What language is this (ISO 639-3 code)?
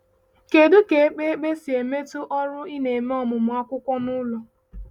ibo